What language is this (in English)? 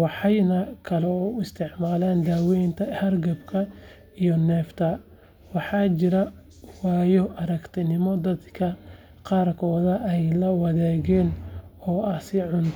Somali